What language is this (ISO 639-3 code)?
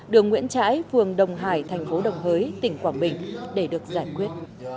vie